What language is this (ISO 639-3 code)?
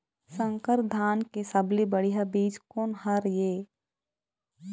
hne